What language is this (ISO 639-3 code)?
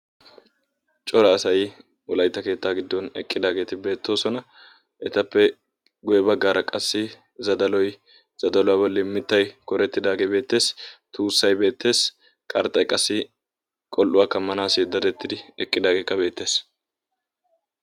wal